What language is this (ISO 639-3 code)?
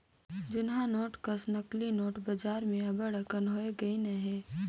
hne